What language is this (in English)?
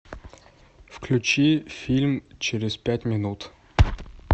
Russian